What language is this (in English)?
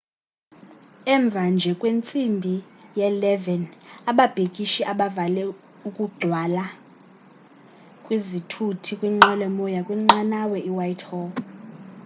Xhosa